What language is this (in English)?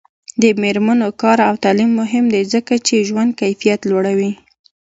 Pashto